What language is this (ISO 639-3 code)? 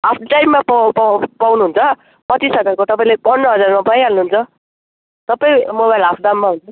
nep